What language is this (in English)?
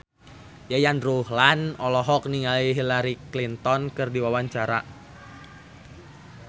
Sundanese